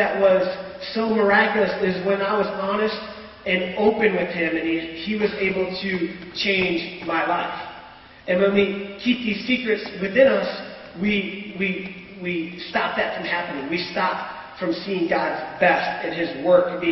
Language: English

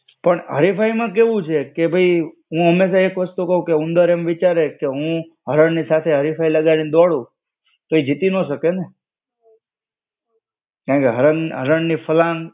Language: Gujarati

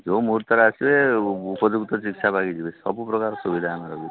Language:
Odia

